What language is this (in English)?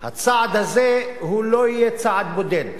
Hebrew